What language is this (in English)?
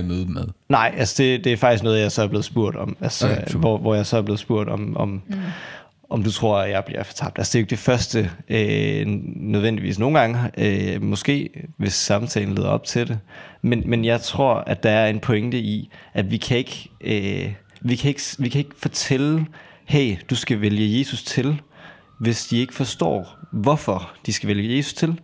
Danish